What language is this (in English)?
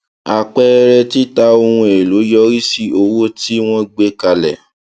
Yoruba